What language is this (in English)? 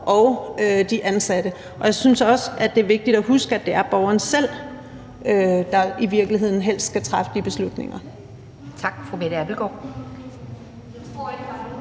Danish